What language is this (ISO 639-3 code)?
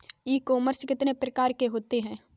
hin